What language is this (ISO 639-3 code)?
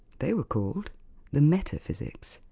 eng